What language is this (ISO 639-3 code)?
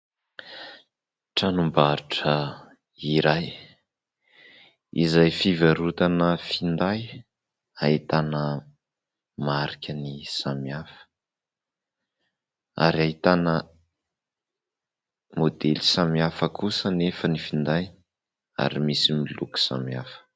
mlg